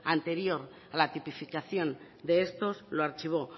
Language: Spanish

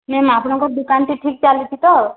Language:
Odia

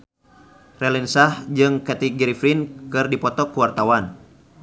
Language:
Sundanese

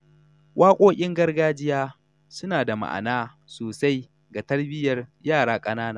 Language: Hausa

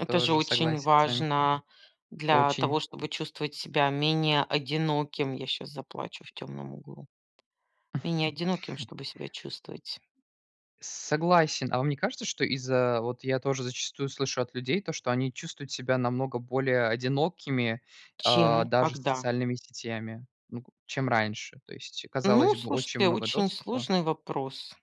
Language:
Russian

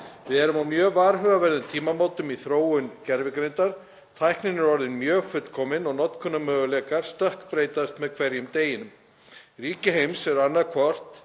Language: Icelandic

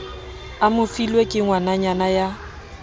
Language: Southern Sotho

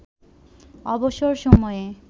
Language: Bangla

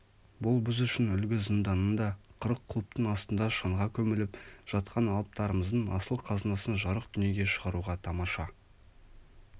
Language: Kazakh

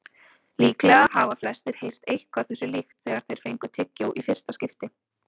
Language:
Icelandic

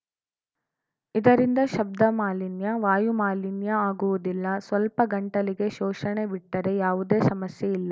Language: Kannada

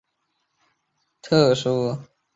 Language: Chinese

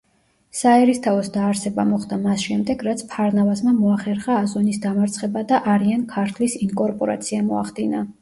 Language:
Georgian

